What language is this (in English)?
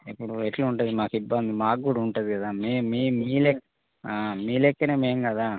Telugu